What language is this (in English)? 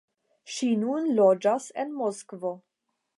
Esperanto